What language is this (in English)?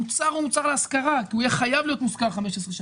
Hebrew